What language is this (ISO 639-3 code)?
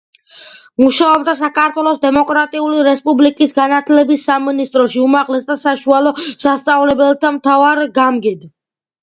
kat